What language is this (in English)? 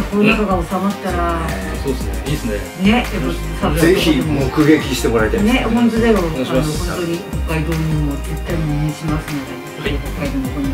Japanese